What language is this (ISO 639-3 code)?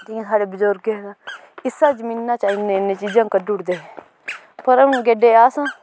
doi